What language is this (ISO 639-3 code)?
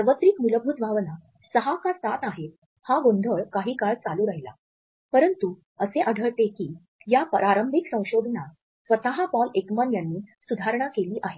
mar